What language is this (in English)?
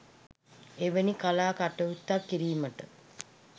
Sinhala